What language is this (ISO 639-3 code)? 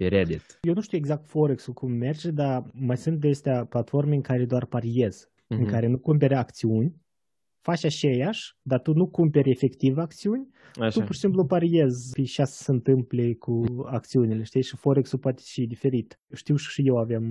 ron